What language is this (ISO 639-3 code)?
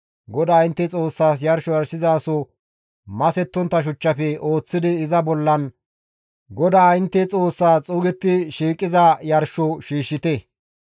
gmv